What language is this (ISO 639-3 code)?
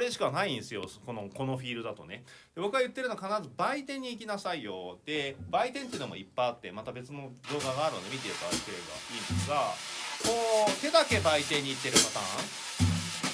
jpn